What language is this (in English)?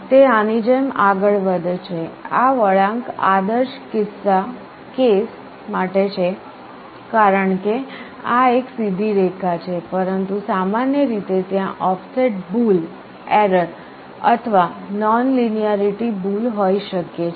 Gujarati